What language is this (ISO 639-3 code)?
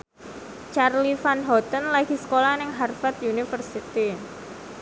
jav